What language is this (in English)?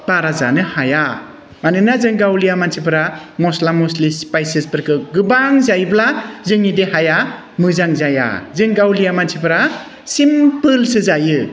Bodo